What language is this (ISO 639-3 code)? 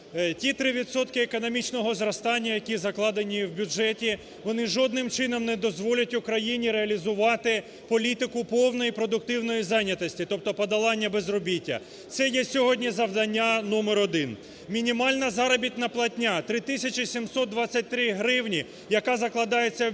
ukr